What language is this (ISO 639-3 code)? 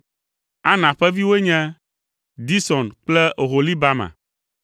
ewe